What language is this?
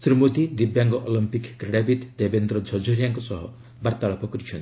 Odia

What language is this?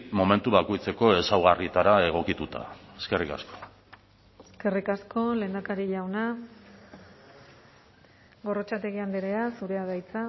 Basque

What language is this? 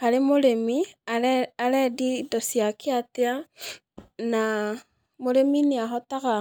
Kikuyu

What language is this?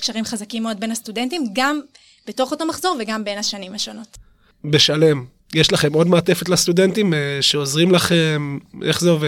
Hebrew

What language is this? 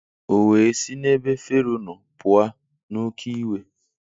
Igbo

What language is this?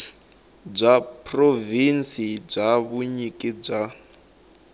Tsonga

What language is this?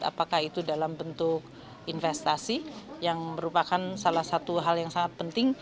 Indonesian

